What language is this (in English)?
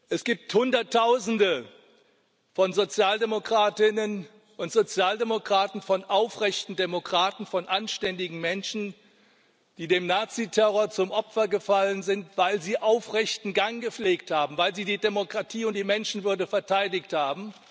German